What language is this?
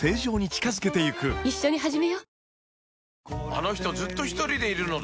Japanese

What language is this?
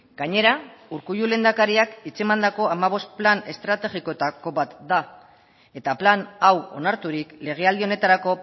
Basque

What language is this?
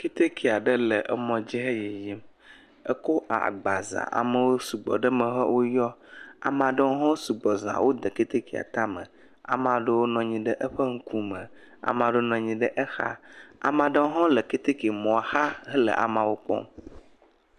Ewe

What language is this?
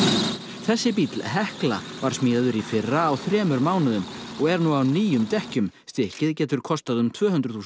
Icelandic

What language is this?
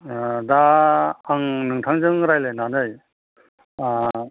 Bodo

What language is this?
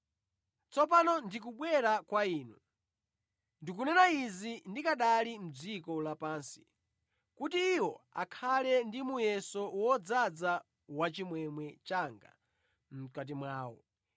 Nyanja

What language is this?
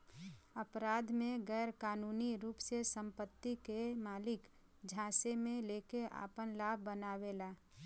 Bhojpuri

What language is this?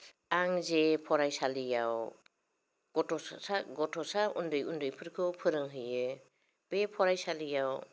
Bodo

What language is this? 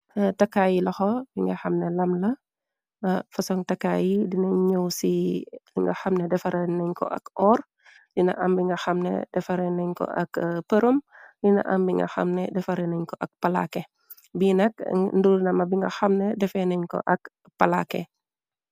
Wolof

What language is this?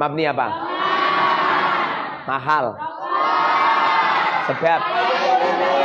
Indonesian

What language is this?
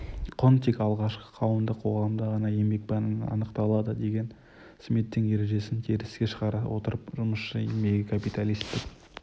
Kazakh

